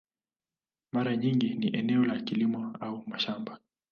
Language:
Swahili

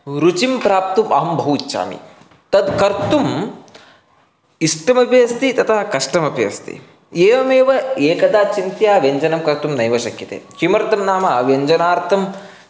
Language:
Sanskrit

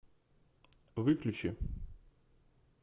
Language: Russian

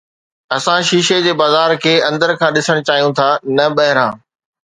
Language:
Sindhi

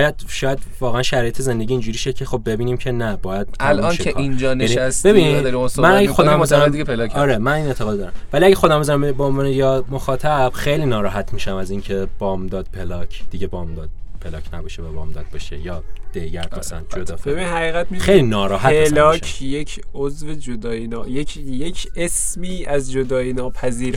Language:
Persian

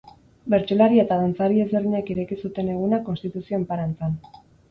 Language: Basque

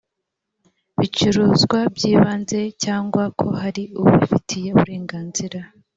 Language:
Kinyarwanda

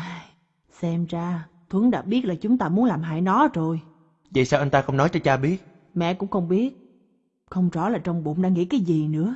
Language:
Vietnamese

